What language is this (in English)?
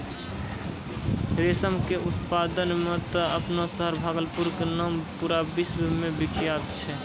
Maithili